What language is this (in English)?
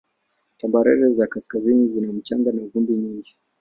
Swahili